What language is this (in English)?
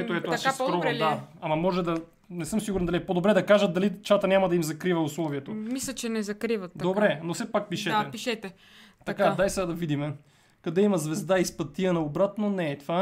Bulgarian